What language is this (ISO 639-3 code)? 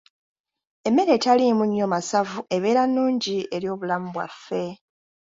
lug